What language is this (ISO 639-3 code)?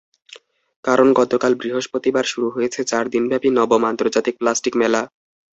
ben